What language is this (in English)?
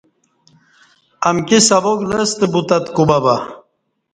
Kati